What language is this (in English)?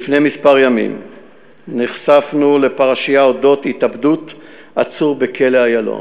Hebrew